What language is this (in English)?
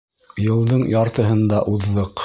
Bashkir